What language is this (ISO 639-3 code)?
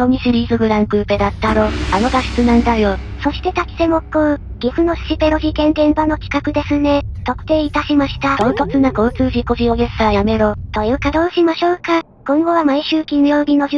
jpn